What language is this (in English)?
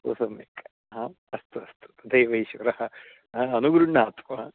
Sanskrit